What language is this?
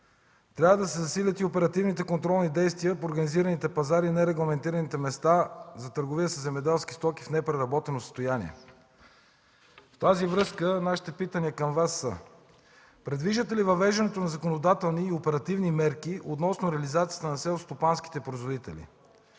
Bulgarian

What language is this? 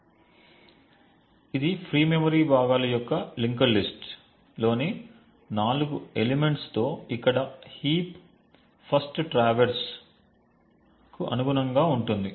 Telugu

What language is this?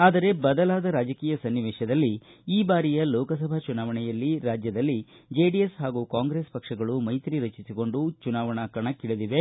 Kannada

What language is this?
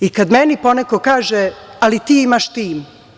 Serbian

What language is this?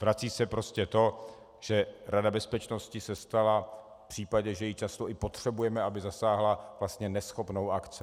Czech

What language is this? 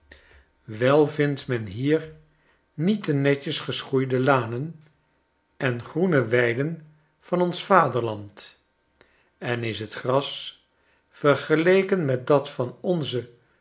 Dutch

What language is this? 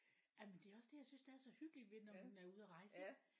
Danish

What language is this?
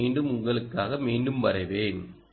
Tamil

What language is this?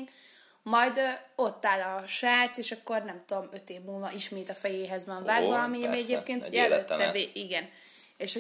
Hungarian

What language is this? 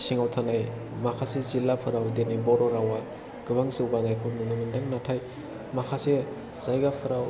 Bodo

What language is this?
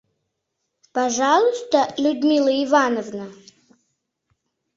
Mari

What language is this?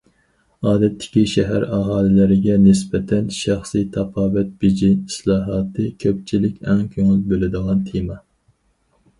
Uyghur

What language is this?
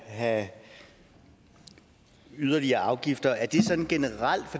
Danish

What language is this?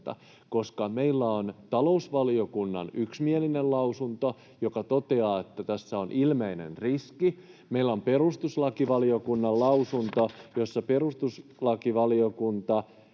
Finnish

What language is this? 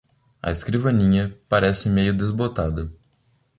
Portuguese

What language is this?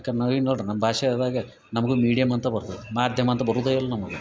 Kannada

